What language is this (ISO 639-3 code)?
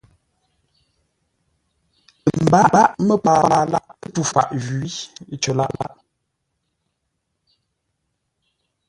nla